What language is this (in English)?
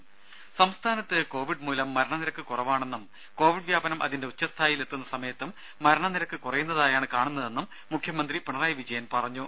Malayalam